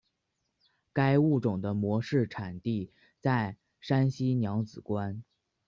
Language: Chinese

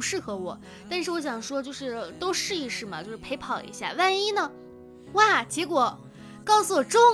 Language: Chinese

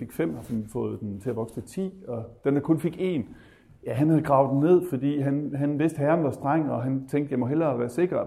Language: Danish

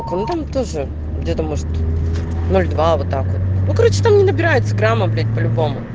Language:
Russian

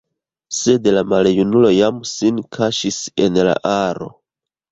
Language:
Esperanto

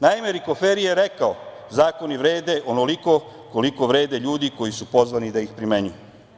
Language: Serbian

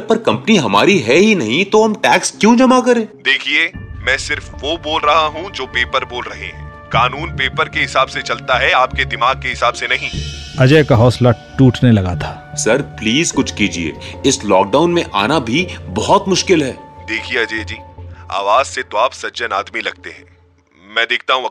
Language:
Hindi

